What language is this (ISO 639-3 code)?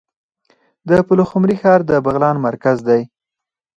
pus